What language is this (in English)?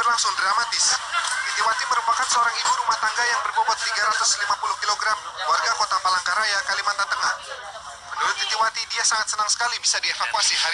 Indonesian